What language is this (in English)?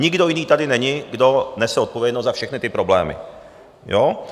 Czech